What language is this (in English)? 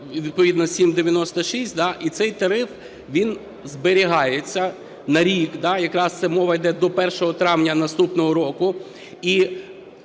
Ukrainian